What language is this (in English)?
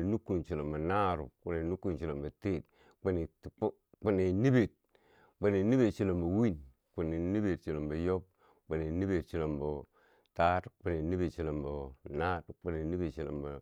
Bangwinji